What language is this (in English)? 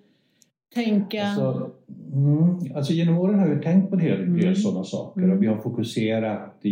Swedish